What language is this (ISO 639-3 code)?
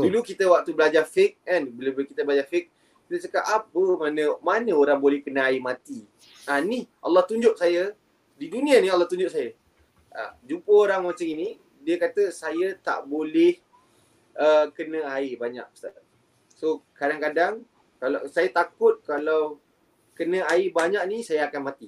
msa